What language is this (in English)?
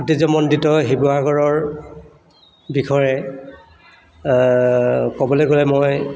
Assamese